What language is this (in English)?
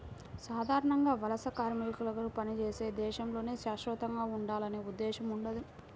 Telugu